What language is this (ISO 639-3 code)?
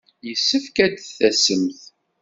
kab